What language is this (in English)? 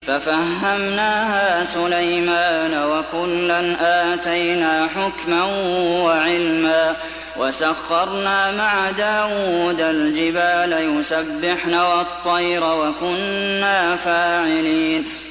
Arabic